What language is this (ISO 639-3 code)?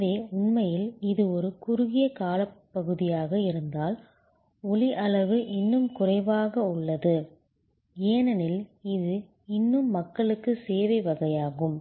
tam